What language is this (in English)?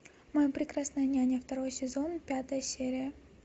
Russian